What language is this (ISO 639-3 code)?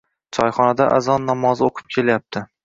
uzb